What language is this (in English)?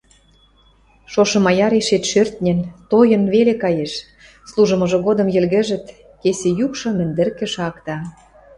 Western Mari